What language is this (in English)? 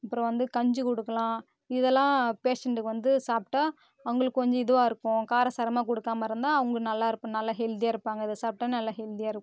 Tamil